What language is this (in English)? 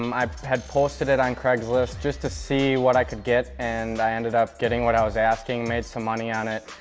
English